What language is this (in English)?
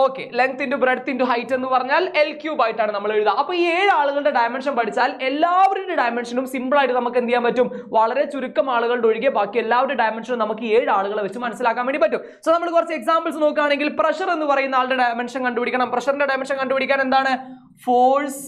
Malayalam